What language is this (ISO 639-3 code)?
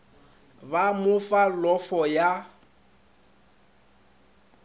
nso